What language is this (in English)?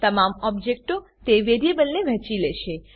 Gujarati